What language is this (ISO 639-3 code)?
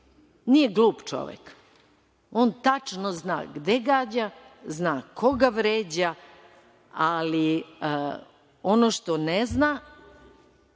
srp